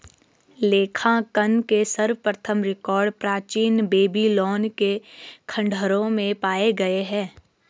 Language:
Hindi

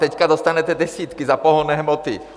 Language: Czech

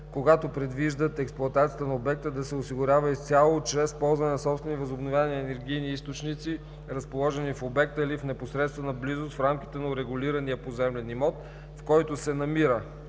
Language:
Bulgarian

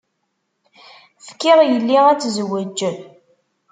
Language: Kabyle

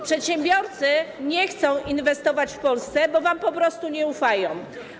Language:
Polish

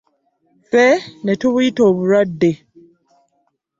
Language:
Ganda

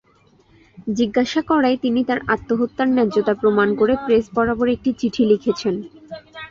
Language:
Bangla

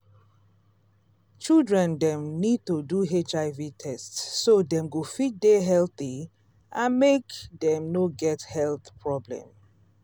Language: Nigerian Pidgin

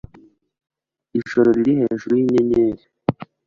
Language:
Kinyarwanda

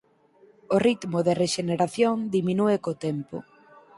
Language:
Galician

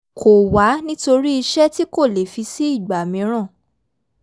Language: Yoruba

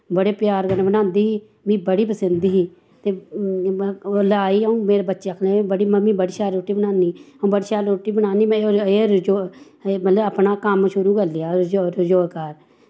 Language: Dogri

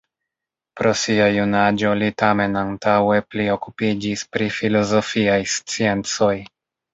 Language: Esperanto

